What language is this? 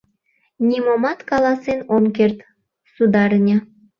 Mari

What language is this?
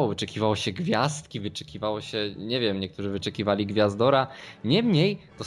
Polish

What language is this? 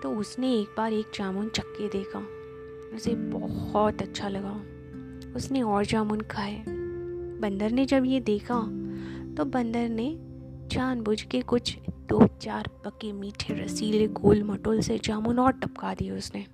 Hindi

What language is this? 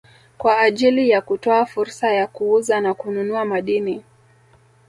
Swahili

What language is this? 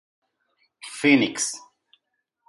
Portuguese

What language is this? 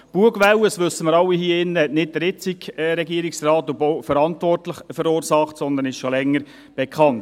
Swiss German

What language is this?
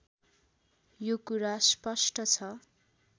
Nepali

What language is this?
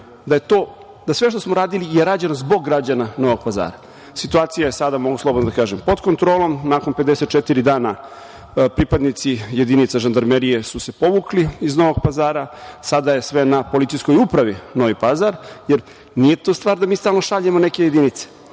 Serbian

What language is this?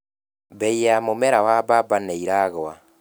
Kikuyu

